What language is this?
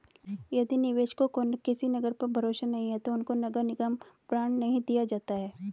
Hindi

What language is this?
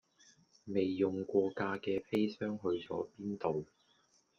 Cantonese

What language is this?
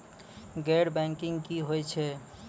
Maithili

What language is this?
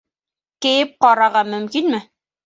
Bashkir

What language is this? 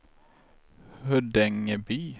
Swedish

